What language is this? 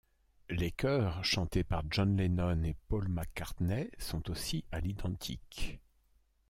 French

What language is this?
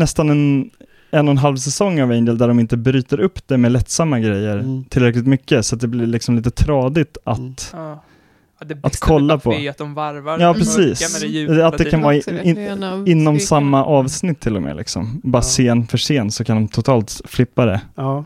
Swedish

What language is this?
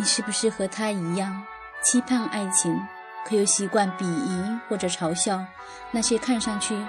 Chinese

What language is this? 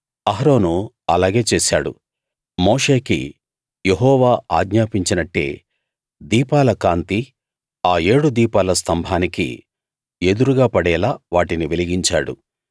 Telugu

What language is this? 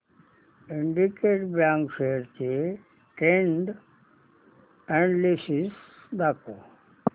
Marathi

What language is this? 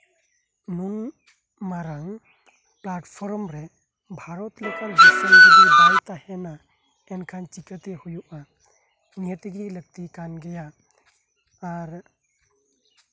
Santali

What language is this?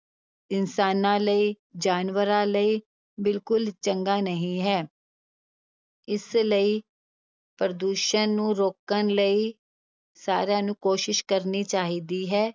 Punjabi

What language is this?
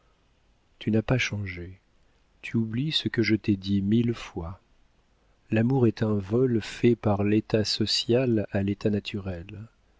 French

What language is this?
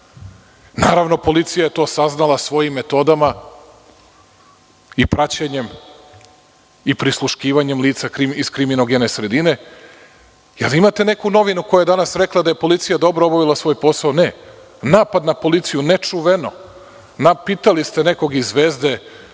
Serbian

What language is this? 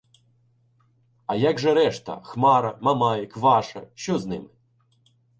Ukrainian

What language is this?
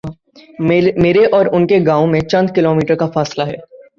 Urdu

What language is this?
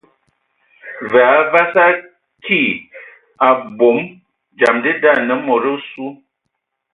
Ewondo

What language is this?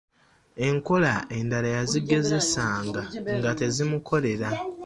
Ganda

